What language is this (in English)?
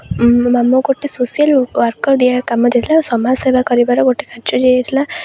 Odia